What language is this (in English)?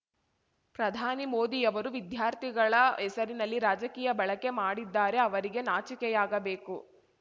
Kannada